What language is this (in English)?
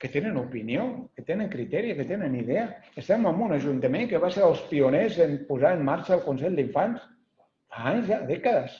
Catalan